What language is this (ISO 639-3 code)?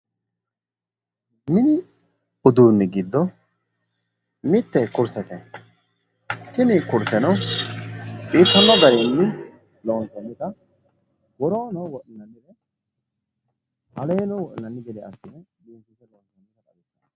sid